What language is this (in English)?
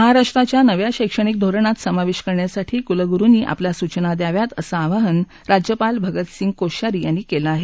Marathi